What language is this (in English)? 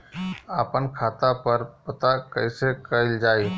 Bhojpuri